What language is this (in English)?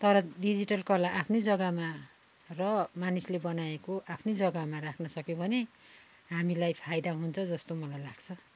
Nepali